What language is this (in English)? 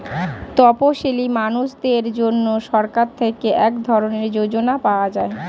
Bangla